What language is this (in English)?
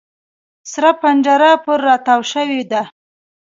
Pashto